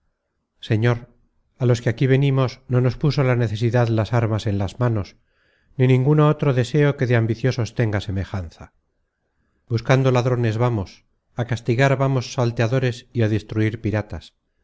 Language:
Spanish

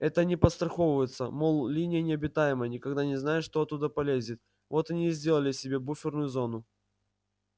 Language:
Russian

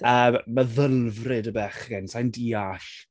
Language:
Welsh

